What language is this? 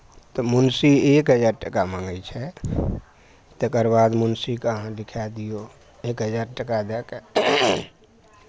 Maithili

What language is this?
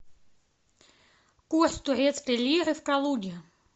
Russian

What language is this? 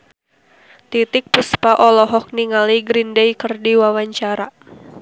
Sundanese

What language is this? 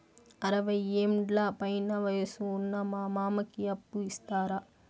Telugu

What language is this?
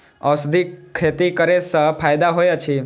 Maithili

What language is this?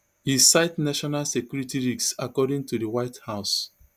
Nigerian Pidgin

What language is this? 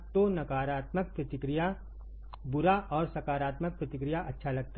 Hindi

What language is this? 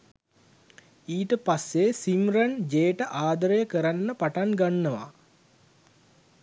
Sinhala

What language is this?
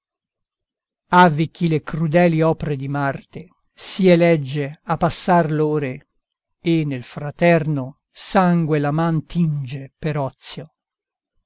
Italian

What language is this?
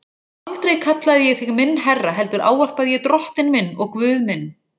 Icelandic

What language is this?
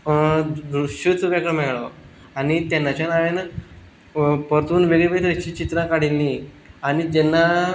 Konkani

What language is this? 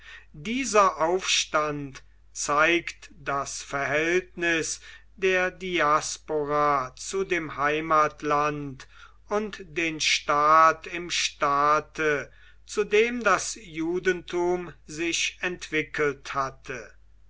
German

